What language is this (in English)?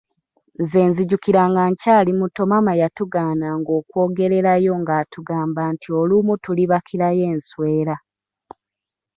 Ganda